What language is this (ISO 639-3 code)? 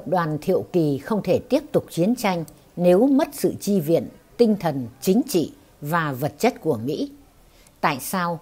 vie